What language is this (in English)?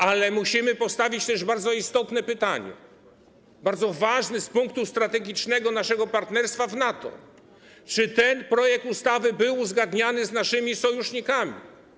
Polish